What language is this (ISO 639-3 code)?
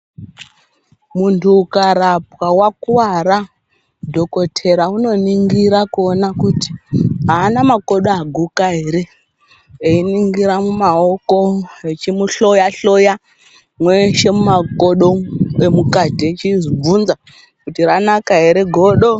ndc